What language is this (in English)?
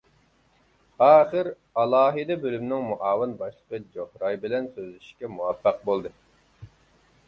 Uyghur